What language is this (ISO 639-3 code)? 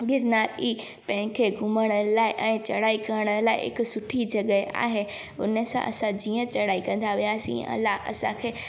snd